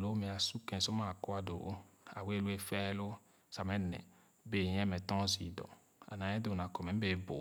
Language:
Khana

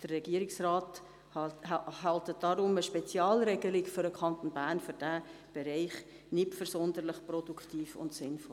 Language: Swiss German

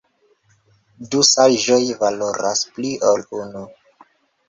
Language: Esperanto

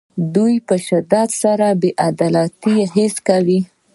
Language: Pashto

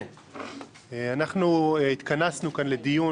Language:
Hebrew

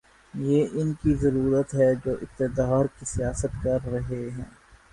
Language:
Urdu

